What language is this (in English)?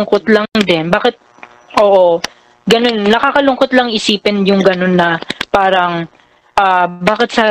Filipino